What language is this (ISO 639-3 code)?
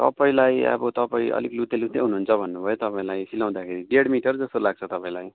nep